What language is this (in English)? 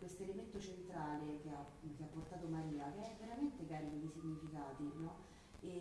Italian